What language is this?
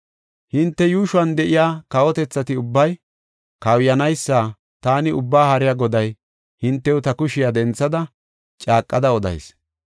Gofa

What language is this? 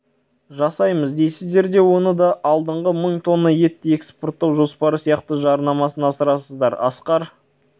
Kazakh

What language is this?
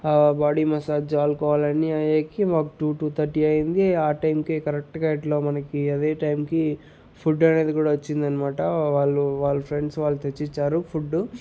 Telugu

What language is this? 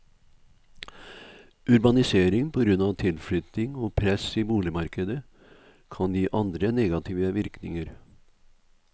Norwegian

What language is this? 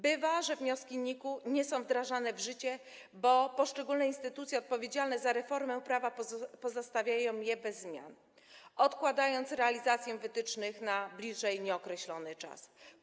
Polish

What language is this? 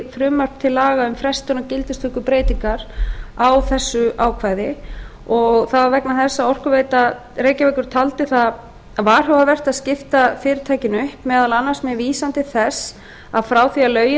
Icelandic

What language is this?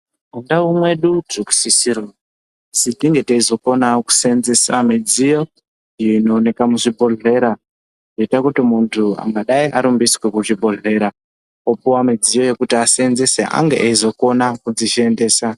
Ndau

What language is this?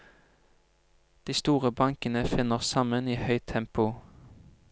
Norwegian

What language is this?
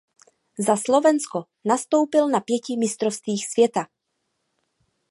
Czech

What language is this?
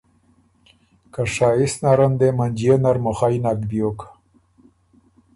Ormuri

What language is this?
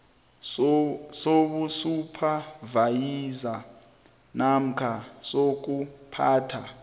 South Ndebele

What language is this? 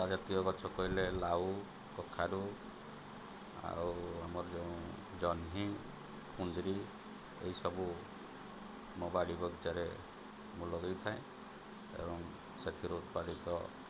Odia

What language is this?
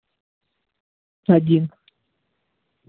Russian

